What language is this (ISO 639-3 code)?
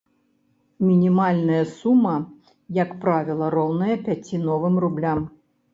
bel